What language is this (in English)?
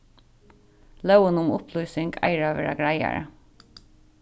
Faroese